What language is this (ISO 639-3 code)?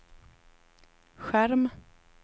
swe